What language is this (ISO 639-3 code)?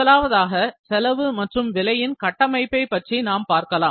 tam